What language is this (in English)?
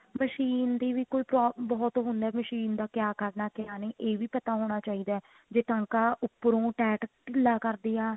Punjabi